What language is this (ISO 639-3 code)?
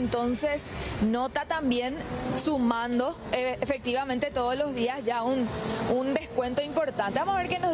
spa